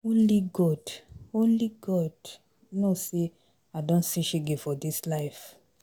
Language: Nigerian Pidgin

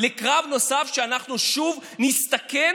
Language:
Hebrew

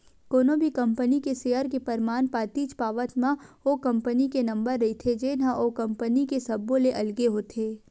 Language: Chhattisgarhi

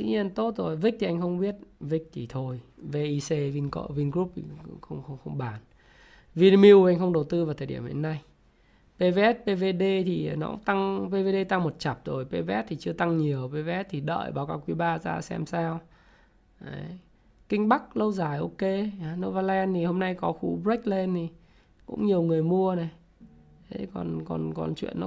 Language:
Vietnamese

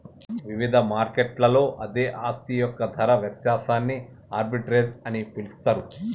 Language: Telugu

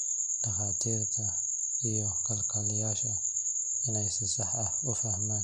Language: Somali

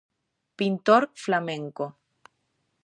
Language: Galician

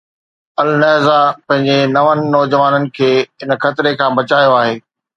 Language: Sindhi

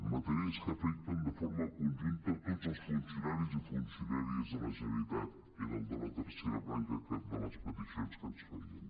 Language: Catalan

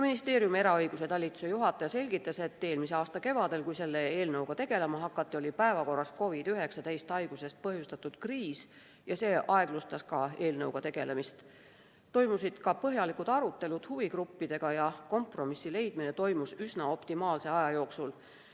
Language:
Estonian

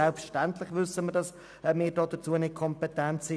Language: Swiss German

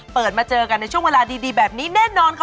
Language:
Thai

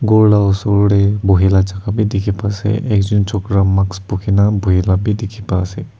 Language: Naga Pidgin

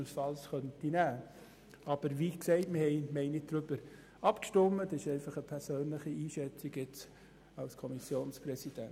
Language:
Swiss German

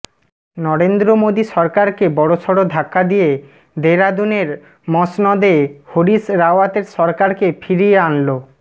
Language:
Bangla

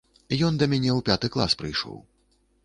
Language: Belarusian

